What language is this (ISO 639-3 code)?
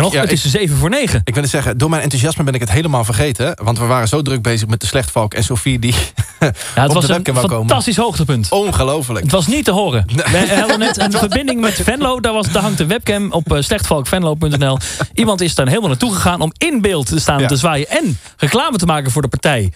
nld